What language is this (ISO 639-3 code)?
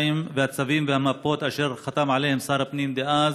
heb